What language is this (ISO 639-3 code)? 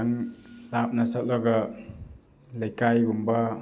mni